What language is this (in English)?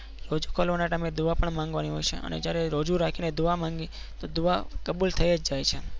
Gujarati